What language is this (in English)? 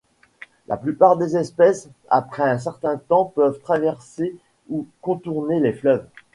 French